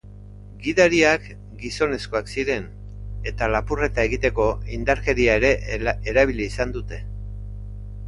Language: Basque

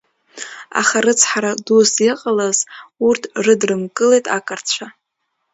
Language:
Abkhazian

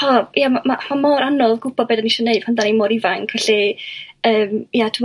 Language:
Welsh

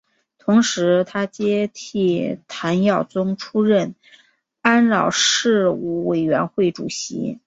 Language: Chinese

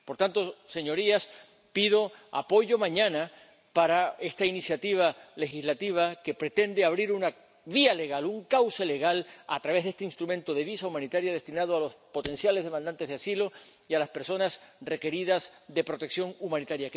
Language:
Spanish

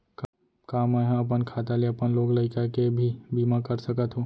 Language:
Chhattisgarhi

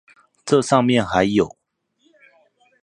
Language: Chinese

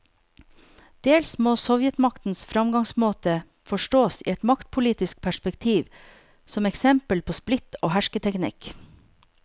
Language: Norwegian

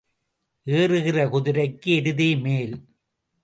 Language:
Tamil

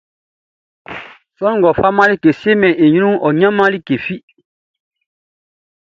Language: Baoulé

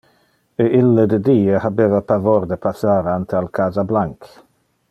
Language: Interlingua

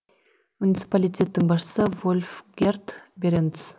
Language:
Kazakh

